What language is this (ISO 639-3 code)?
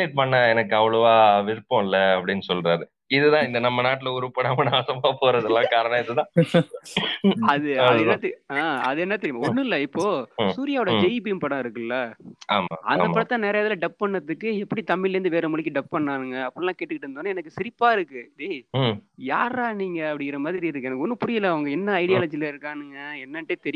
tam